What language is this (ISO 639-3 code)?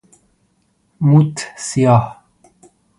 fas